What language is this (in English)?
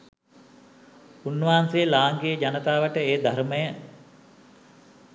Sinhala